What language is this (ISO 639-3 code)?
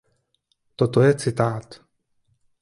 ces